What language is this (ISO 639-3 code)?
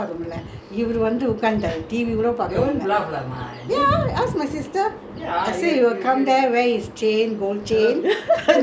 eng